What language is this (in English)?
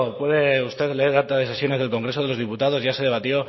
Spanish